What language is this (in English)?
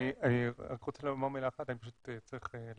Hebrew